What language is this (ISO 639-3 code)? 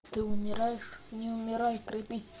rus